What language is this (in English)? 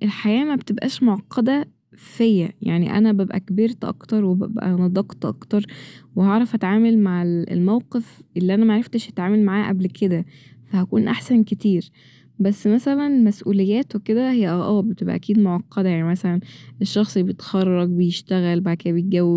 Egyptian Arabic